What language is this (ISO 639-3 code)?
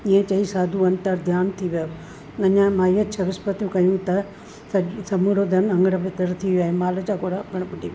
snd